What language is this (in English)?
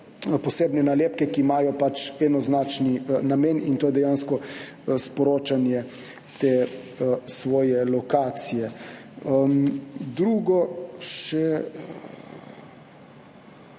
Slovenian